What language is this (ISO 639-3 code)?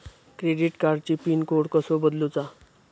mar